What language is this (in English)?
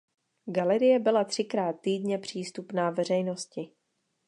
Czech